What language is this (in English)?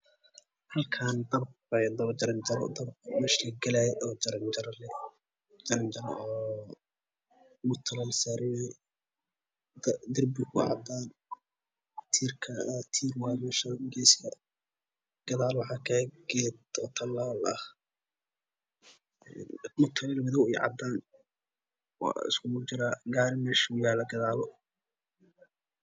Somali